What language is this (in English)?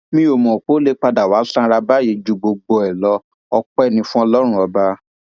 Yoruba